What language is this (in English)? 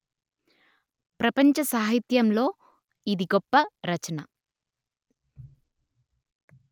Telugu